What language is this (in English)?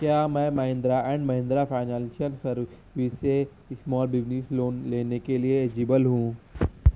Urdu